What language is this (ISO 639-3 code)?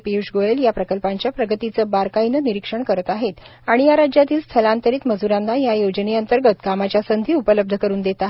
mar